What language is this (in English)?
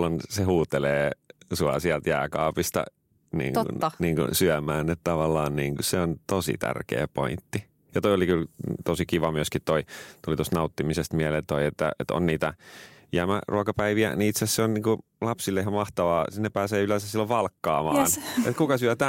Finnish